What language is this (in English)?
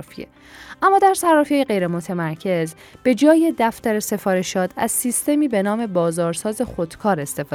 Persian